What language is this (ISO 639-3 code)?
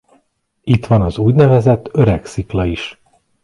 hun